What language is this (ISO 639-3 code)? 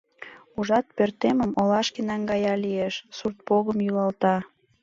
chm